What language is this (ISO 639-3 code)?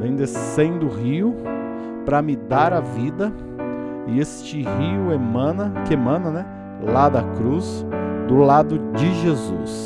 por